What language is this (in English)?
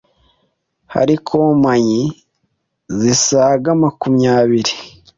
Kinyarwanda